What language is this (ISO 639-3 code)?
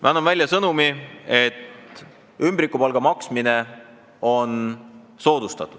est